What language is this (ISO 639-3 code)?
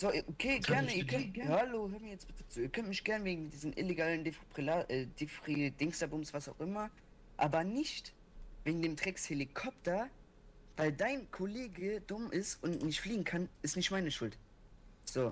deu